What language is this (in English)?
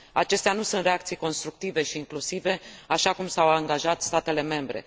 Romanian